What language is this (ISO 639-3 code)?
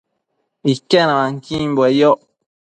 mcf